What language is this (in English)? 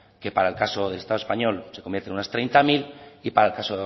Spanish